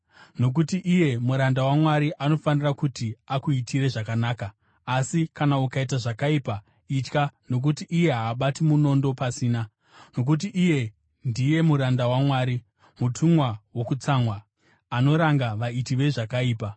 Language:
Shona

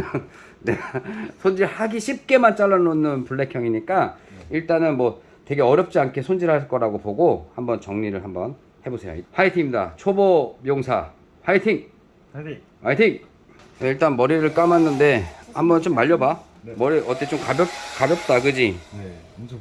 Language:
Korean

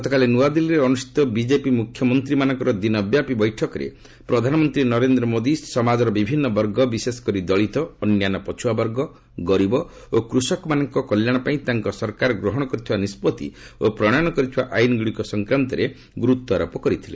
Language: Odia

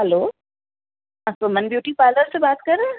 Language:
Sindhi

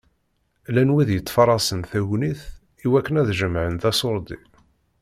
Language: Kabyle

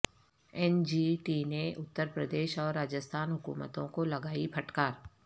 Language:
Urdu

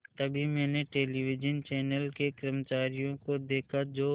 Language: Hindi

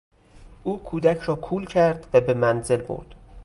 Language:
Persian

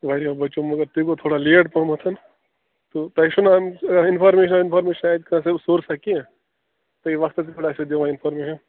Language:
Kashmiri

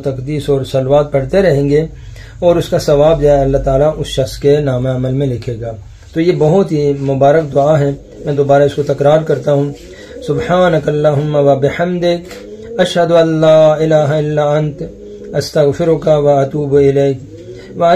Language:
Arabic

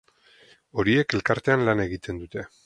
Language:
Basque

